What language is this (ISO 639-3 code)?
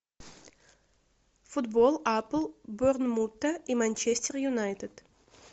rus